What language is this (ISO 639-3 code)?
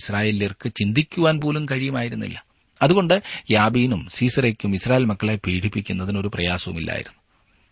mal